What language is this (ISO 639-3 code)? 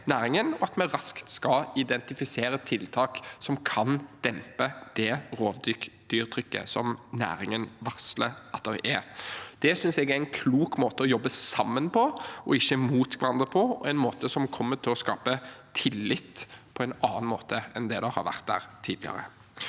nor